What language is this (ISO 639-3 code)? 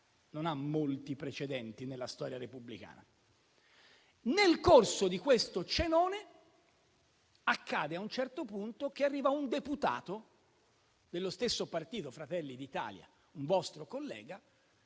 ita